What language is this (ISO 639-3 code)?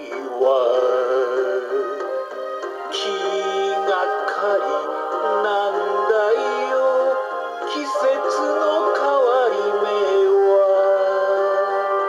ron